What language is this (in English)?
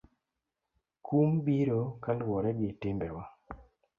Luo (Kenya and Tanzania)